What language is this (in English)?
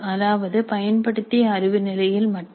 Tamil